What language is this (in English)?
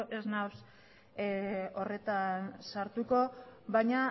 Basque